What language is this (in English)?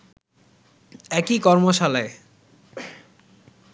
Bangla